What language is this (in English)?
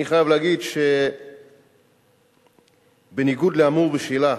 Hebrew